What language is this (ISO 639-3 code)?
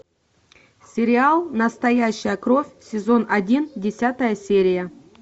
rus